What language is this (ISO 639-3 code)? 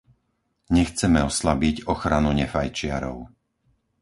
slk